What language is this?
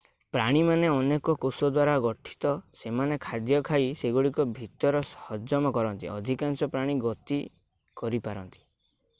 Odia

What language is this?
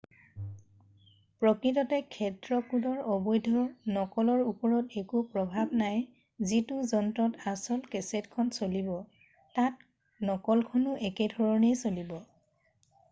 Assamese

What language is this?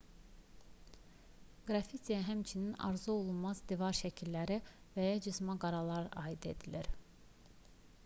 Azerbaijani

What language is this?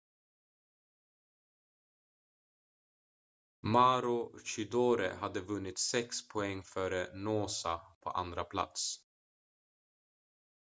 Swedish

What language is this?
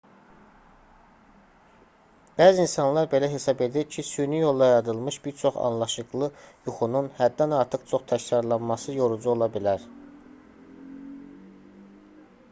Azerbaijani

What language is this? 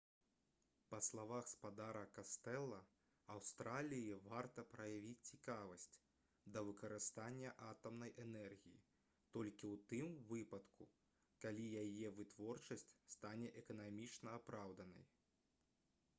Belarusian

